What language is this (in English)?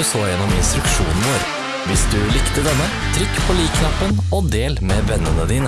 Norwegian